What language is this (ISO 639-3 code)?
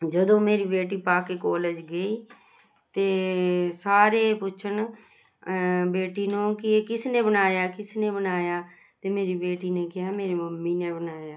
pan